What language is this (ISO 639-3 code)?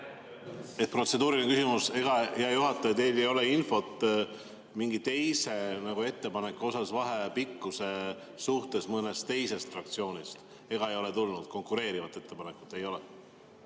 est